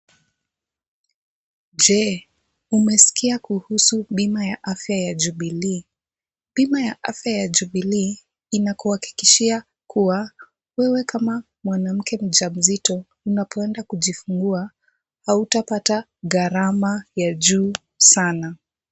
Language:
Swahili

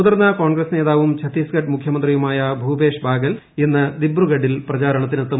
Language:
Malayalam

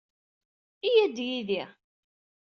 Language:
Kabyle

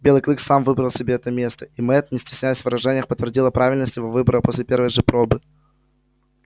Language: Russian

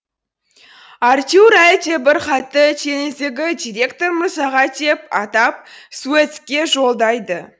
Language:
Kazakh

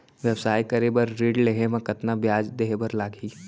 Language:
Chhattisgarhi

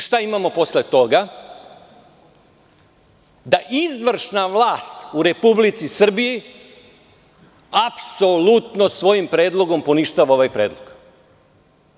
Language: Serbian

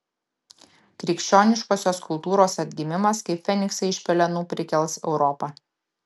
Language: Lithuanian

